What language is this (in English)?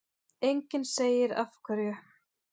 Icelandic